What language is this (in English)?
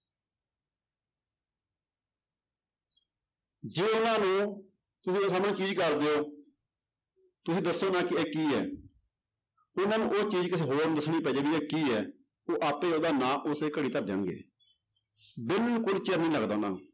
Punjabi